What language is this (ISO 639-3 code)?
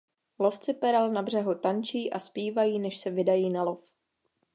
ces